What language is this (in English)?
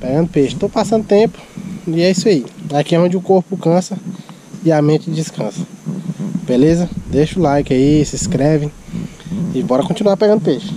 Portuguese